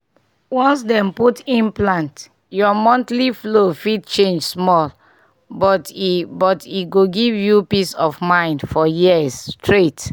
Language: Nigerian Pidgin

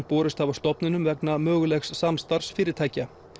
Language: Icelandic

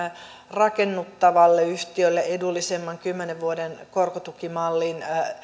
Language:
Finnish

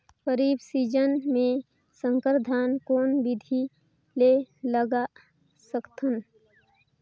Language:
Chhattisgarhi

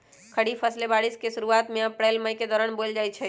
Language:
Magahi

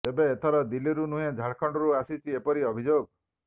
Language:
Odia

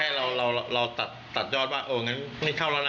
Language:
Thai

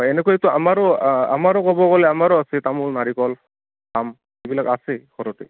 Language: Assamese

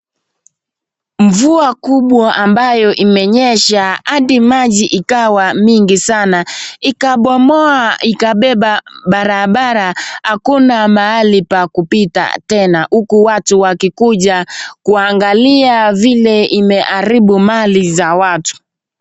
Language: Swahili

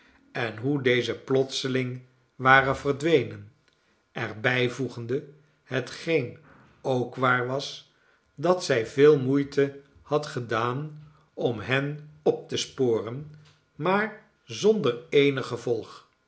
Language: Dutch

